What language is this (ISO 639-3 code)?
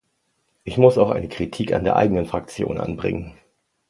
deu